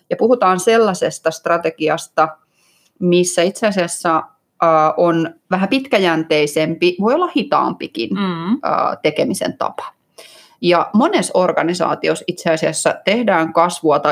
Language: Finnish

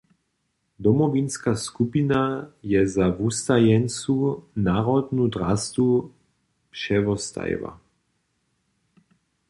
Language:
Upper Sorbian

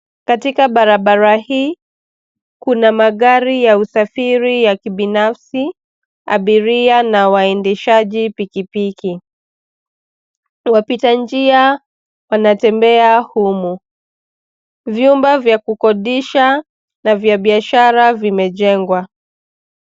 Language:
Swahili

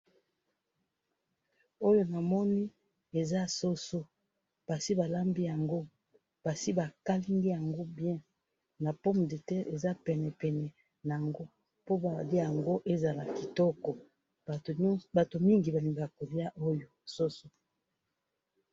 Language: Lingala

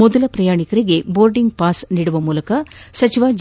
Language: Kannada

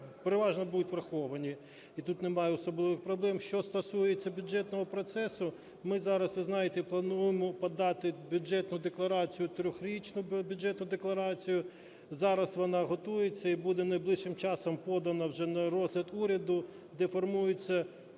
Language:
Ukrainian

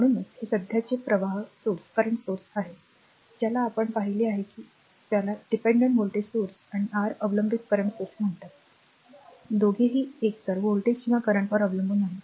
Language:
Marathi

